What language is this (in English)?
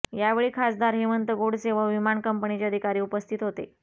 Marathi